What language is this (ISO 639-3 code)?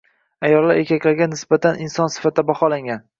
uzb